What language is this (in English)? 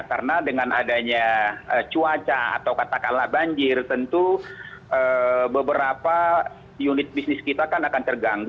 Indonesian